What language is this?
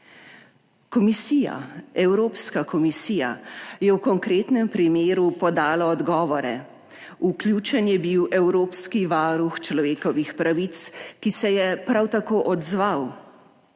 Slovenian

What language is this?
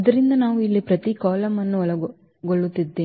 Kannada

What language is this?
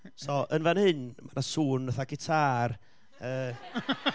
Welsh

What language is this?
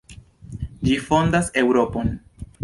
Esperanto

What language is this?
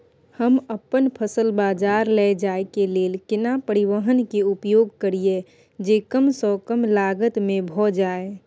Maithili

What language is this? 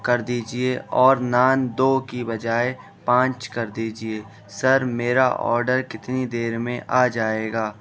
Urdu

